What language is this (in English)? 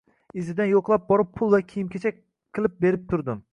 Uzbek